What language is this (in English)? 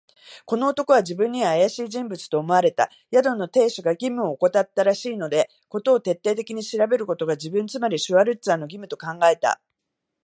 Japanese